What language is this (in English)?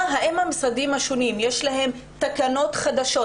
Hebrew